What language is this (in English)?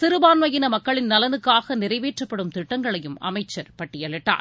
Tamil